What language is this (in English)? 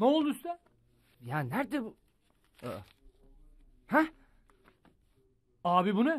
Turkish